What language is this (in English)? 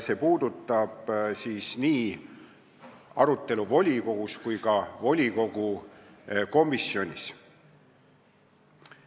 Estonian